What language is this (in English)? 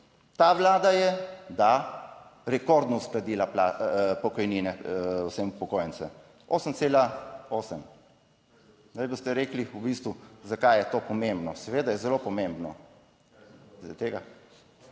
Slovenian